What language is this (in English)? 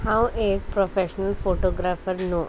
Konkani